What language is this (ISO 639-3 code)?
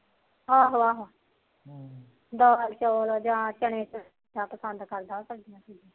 pan